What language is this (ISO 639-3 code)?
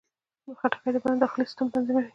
pus